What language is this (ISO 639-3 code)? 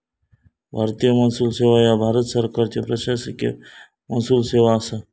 mar